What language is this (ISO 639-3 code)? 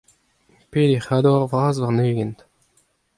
bre